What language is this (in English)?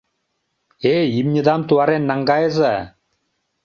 Mari